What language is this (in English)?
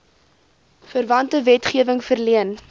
Afrikaans